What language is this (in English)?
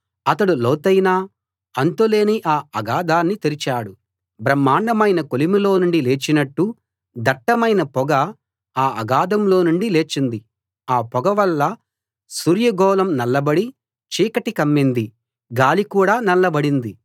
Telugu